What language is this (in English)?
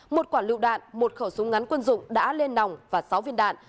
Vietnamese